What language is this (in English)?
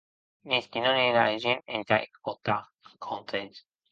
Occitan